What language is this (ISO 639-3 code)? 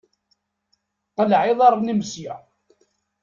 kab